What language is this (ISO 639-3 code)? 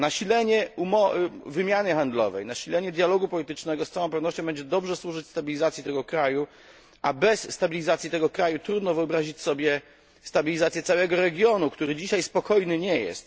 pol